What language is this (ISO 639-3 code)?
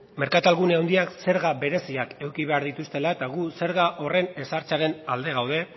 eus